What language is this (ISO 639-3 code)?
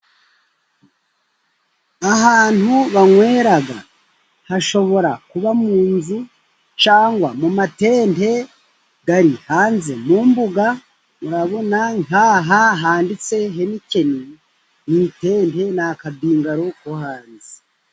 kin